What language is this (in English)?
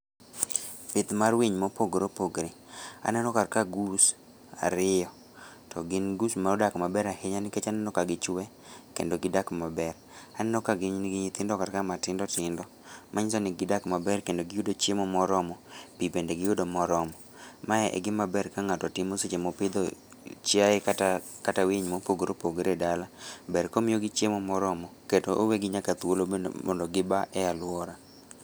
Luo (Kenya and Tanzania)